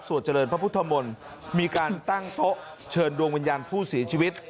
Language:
Thai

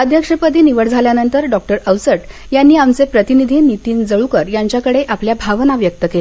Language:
Marathi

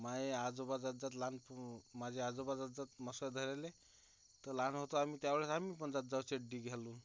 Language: Marathi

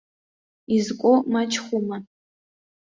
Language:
Abkhazian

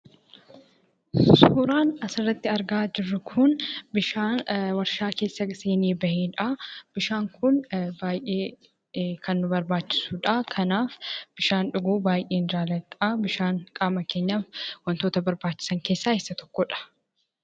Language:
Oromo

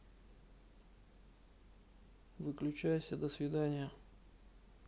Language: Russian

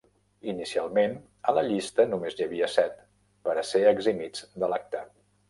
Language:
Catalan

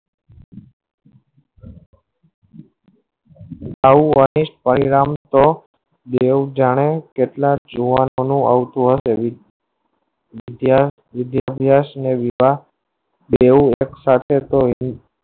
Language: Gujarati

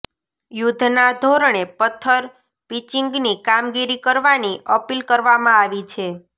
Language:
Gujarati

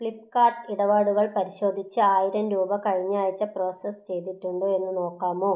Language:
Malayalam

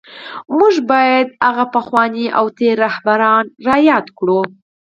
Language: Pashto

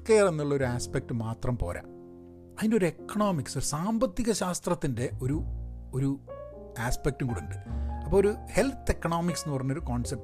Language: Malayalam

